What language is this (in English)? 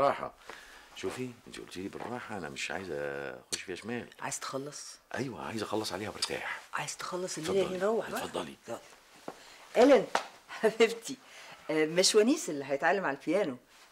Arabic